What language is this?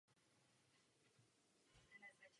Czech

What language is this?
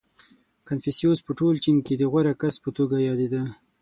Pashto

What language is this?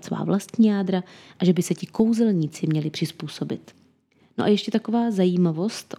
Czech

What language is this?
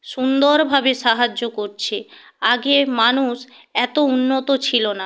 Bangla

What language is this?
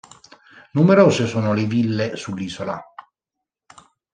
Italian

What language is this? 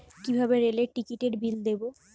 Bangla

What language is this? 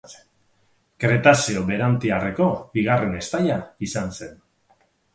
Basque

